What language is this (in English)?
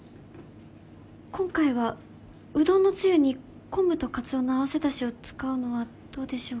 Japanese